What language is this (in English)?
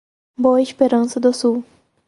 Portuguese